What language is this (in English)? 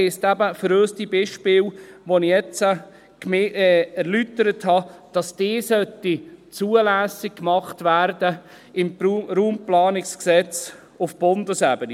Swiss German